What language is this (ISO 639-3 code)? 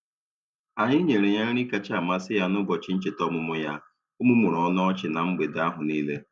ibo